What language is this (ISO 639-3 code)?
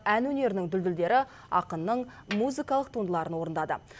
kaz